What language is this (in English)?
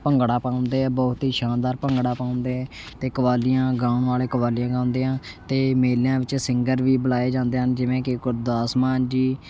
Punjabi